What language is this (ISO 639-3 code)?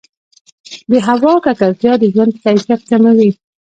pus